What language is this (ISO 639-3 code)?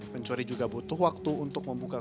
ind